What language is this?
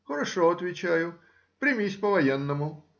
Russian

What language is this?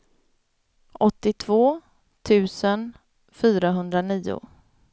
Swedish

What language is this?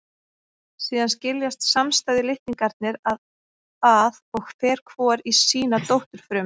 Icelandic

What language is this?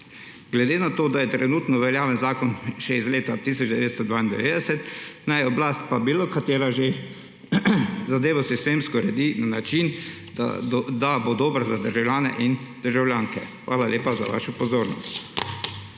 Slovenian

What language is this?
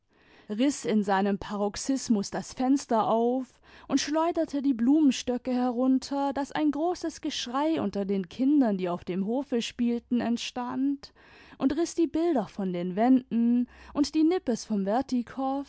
German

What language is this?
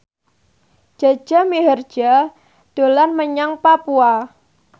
Javanese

